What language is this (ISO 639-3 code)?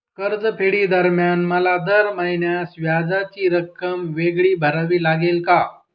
mar